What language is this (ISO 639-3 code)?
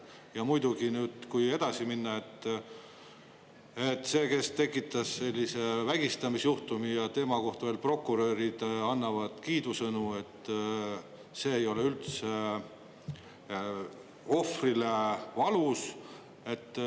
est